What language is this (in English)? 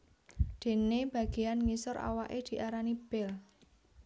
Javanese